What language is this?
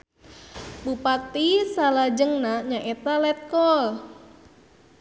Sundanese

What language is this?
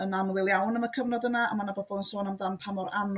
Welsh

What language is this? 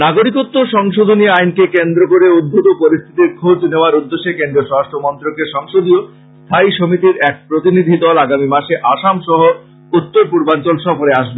Bangla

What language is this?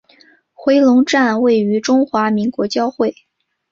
Chinese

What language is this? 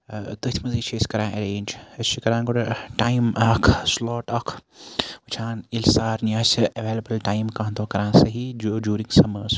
Kashmiri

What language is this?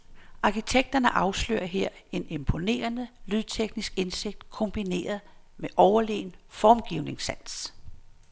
Danish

